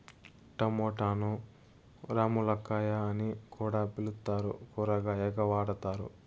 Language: Telugu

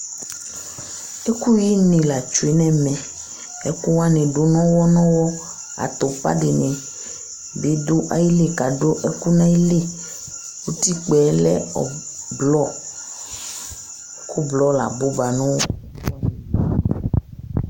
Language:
Ikposo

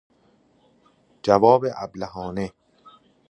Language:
Persian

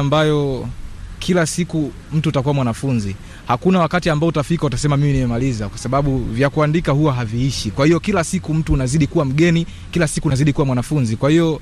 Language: Swahili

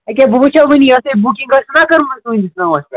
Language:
Kashmiri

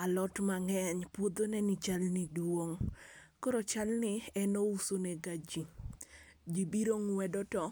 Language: Luo (Kenya and Tanzania)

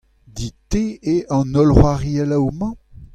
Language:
Breton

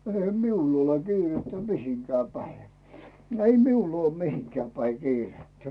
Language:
Finnish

